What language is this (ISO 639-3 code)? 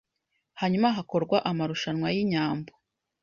kin